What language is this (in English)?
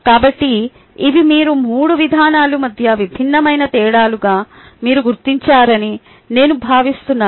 Telugu